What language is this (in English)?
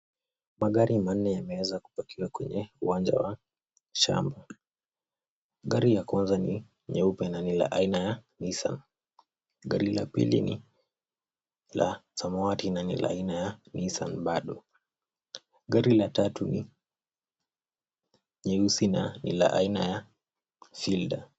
Swahili